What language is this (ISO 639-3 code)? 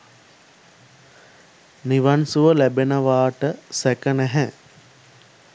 sin